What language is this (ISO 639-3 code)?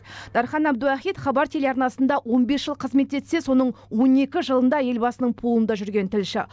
kaz